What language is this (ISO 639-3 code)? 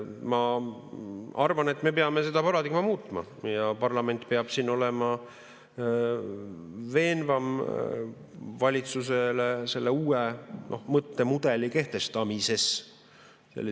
est